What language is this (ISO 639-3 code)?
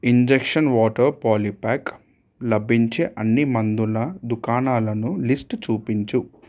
tel